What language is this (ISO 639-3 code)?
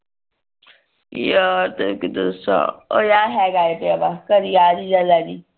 pan